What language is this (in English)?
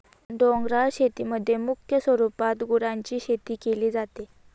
Marathi